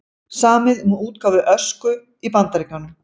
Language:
Icelandic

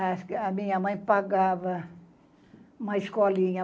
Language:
Portuguese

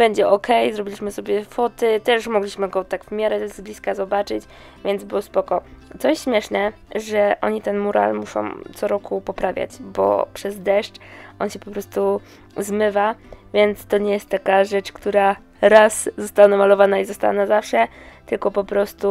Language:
Polish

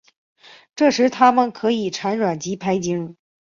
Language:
Chinese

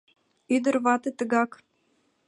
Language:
Mari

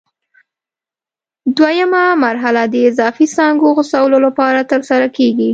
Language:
Pashto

